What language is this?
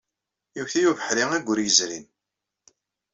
Kabyle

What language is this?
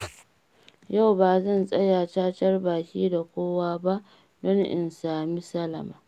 Hausa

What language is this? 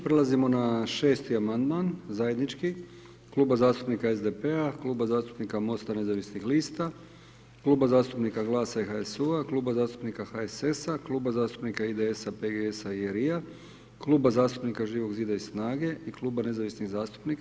Croatian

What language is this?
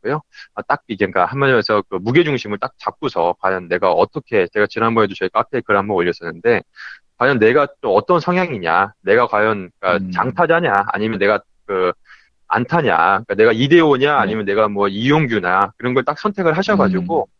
Korean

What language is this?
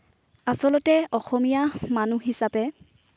Assamese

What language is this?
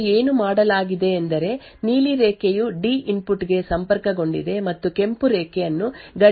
Kannada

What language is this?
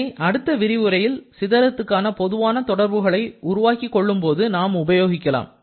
Tamil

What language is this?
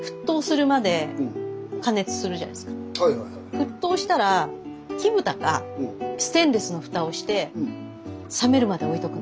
Japanese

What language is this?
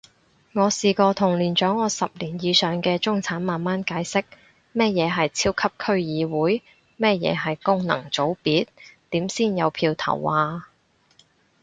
Cantonese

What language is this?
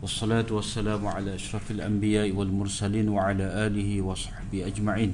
Malay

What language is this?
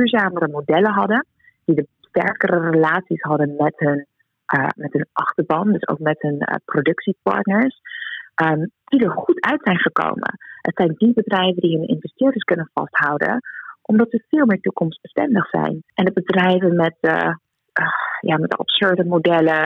Dutch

